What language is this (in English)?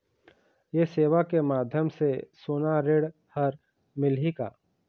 Chhattisgarhi